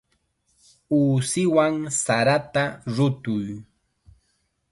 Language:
Chiquián Ancash Quechua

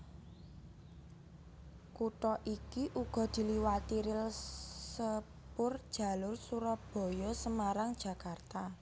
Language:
Javanese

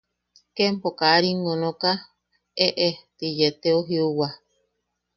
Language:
Yaqui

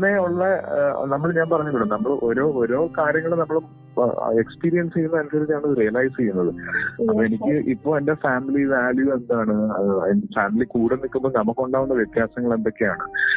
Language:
Malayalam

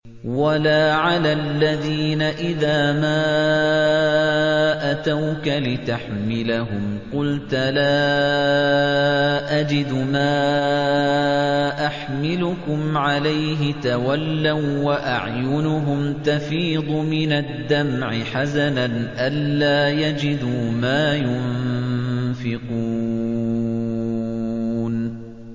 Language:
Arabic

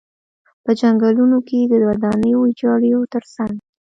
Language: Pashto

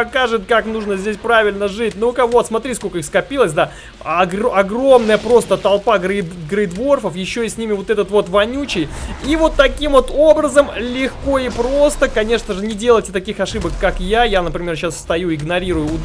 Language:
Russian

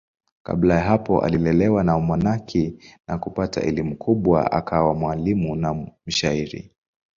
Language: Swahili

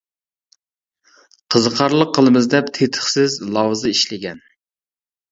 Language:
Uyghur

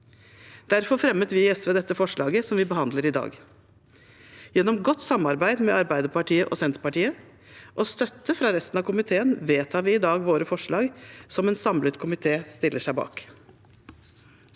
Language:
Norwegian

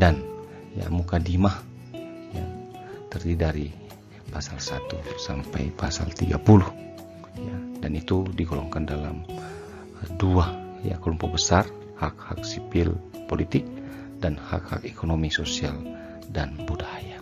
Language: Indonesian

